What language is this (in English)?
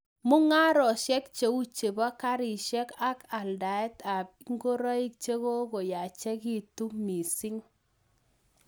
Kalenjin